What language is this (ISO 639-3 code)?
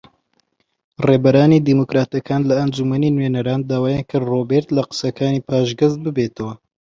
ckb